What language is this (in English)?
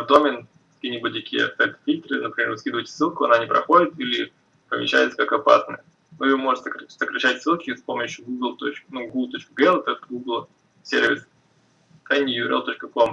Russian